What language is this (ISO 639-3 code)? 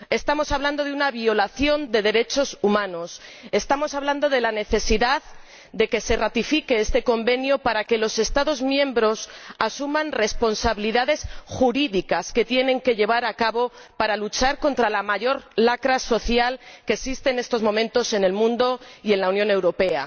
spa